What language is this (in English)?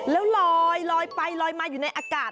Thai